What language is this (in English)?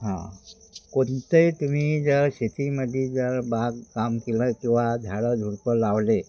Marathi